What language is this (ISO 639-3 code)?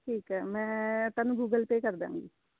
pan